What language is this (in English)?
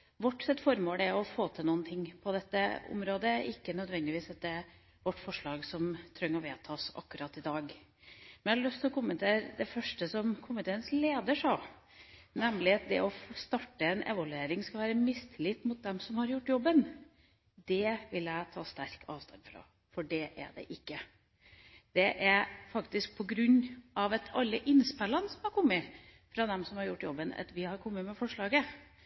Norwegian Bokmål